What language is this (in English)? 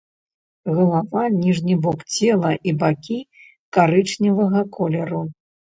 Belarusian